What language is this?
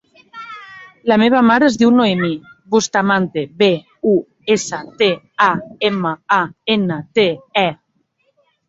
Catalan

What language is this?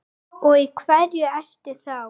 Icelandic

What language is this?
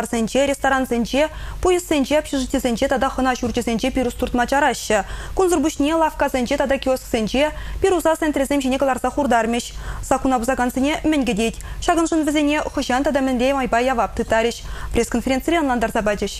Russian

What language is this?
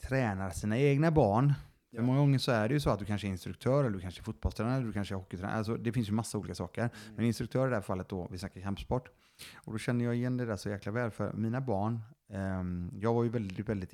Swedish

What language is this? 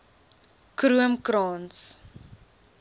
Afrikaans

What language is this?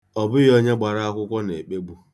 Igbo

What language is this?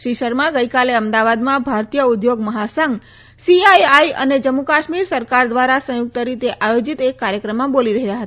Gujarati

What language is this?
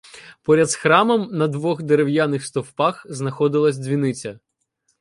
Ukrainian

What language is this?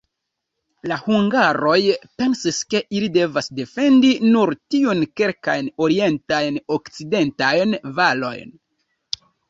Esperanto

